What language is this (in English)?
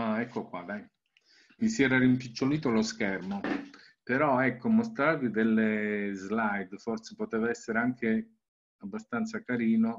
Italian